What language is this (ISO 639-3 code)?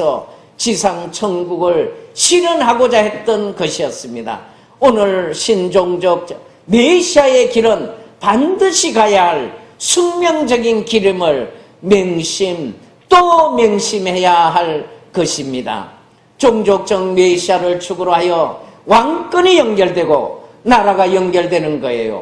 kor